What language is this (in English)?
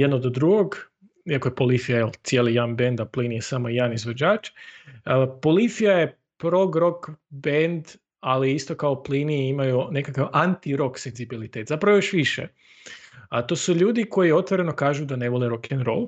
Croatian